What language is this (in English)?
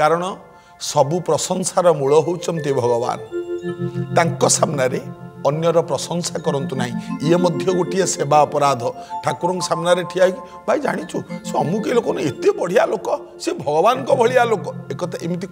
Korean